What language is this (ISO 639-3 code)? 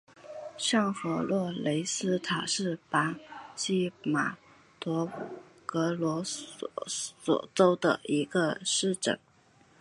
zho